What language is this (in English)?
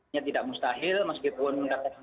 Indonesian